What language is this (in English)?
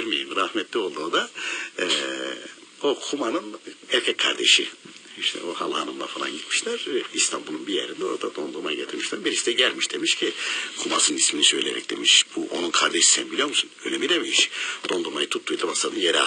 Turkish